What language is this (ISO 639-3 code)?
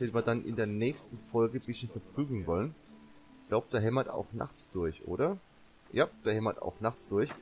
deu